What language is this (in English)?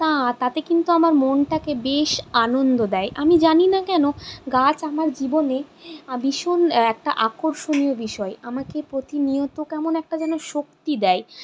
Bangla